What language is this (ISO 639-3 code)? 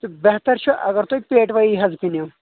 kas